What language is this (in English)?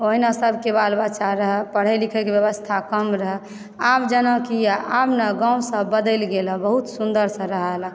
Maithili